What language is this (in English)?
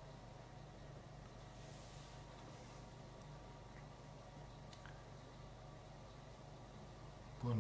Greek